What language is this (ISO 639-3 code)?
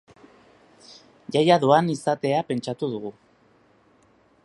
eus